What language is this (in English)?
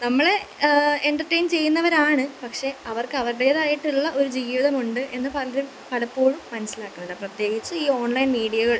Malayalam